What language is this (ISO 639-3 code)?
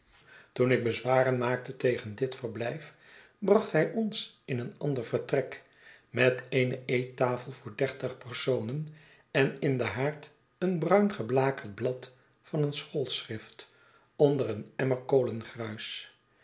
nld